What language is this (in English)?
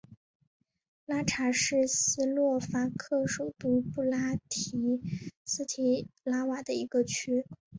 Chinese